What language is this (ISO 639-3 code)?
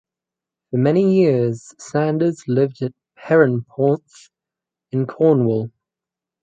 eng